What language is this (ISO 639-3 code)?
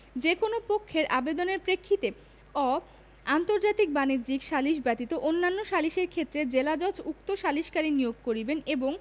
ben